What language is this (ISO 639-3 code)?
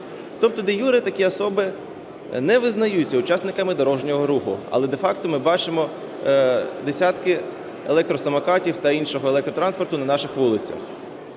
ukr